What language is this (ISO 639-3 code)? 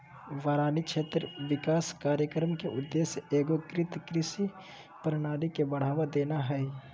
mag